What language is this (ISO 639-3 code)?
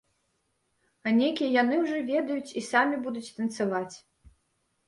bel